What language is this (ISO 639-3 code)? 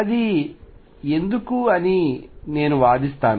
tel